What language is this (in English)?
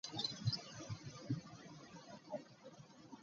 Ganda